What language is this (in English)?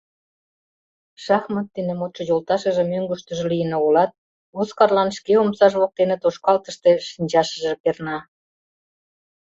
Mari